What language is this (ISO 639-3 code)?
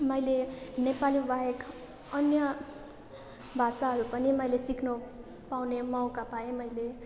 nep